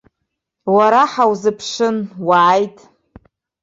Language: Abkhazian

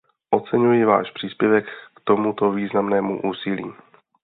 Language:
Czech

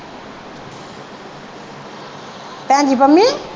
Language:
Punjabi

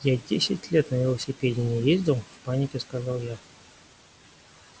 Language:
Russian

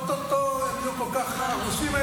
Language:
Hebrew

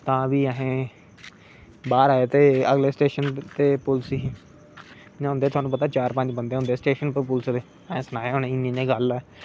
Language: Dogri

